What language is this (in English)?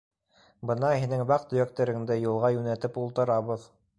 Bashkir